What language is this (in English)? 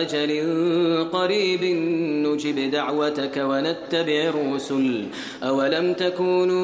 Persian